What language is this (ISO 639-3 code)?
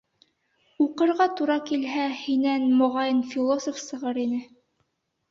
bak